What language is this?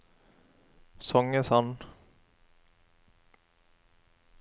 Norwegian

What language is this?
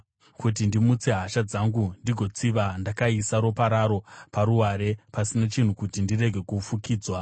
Shona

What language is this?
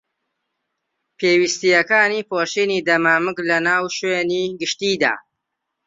Central Kurdish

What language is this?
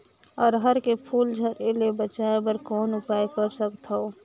Chhattisgarhi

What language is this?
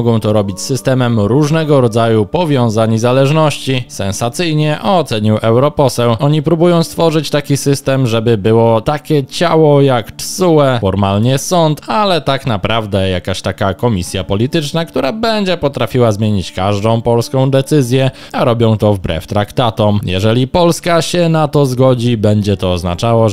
Polish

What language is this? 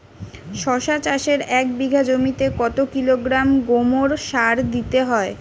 Bangla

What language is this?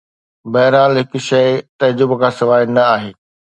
Sindhi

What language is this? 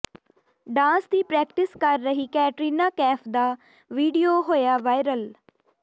Punjabi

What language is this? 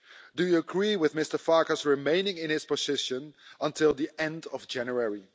English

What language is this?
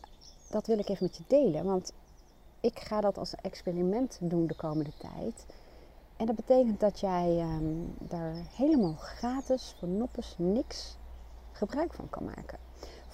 Dutch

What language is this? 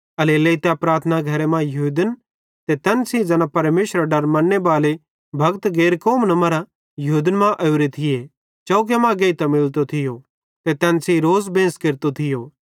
Bhadrawahi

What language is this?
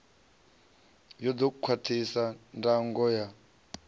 Venda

